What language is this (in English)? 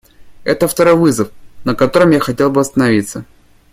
Russian